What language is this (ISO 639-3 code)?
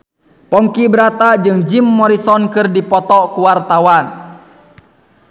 sun